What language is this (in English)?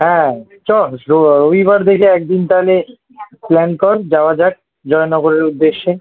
Bangla